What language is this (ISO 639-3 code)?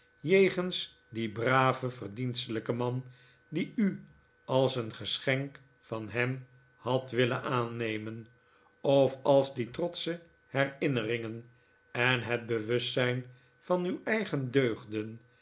nld